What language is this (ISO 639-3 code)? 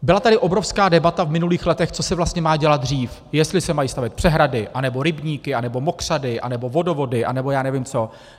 ces